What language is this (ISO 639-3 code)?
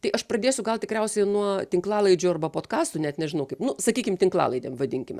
lit